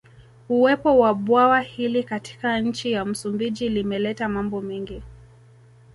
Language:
Swahili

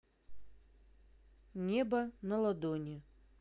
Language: Russian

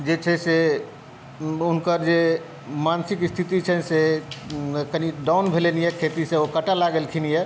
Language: Maithili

